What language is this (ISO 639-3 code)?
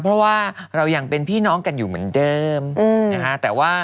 tha